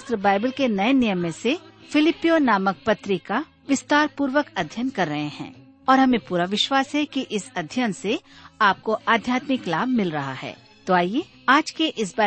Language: Hindi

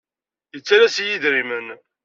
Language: Kabyle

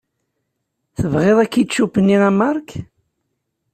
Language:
Kabyle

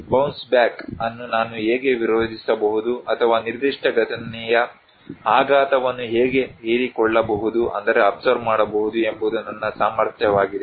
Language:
Kannada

